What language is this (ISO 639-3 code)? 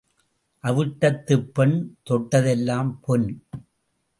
tam